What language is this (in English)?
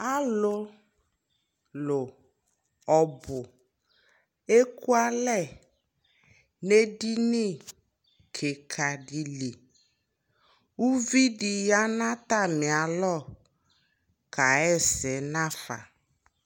Ikposo